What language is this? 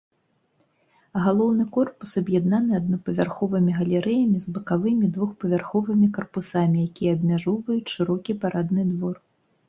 Belarusian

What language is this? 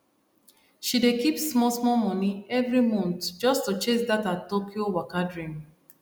Nigerian Pidgin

